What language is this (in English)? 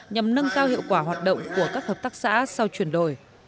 Vietnamese